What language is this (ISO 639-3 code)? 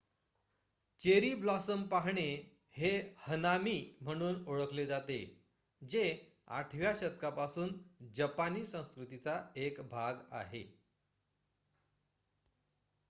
mar